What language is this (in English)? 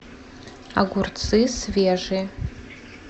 Russian